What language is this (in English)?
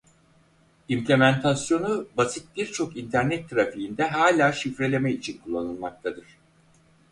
Turkish